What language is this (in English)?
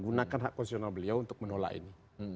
Indonesian